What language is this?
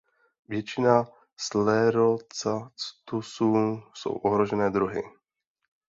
Czech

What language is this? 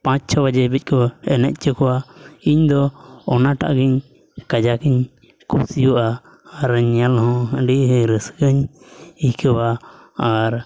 Santali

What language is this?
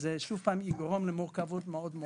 Hebrew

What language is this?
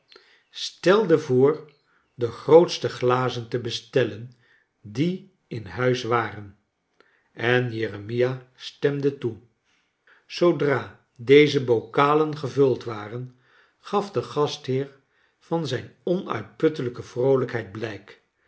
Dutch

